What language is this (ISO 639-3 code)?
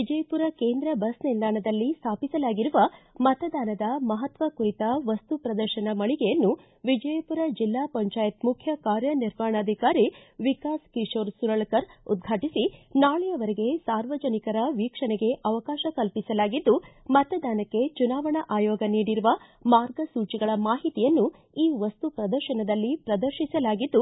kan